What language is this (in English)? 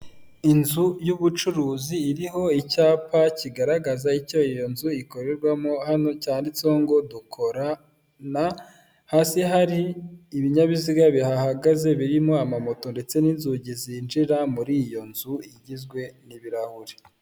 Kinyarwanda